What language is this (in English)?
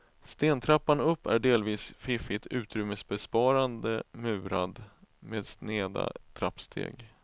Swedish